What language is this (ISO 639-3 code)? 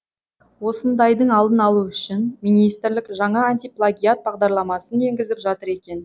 kaz